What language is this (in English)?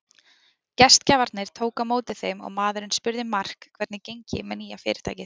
Icelandic